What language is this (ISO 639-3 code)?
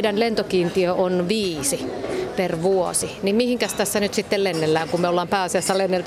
fin